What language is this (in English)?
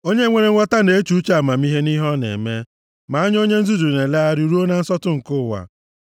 Igbo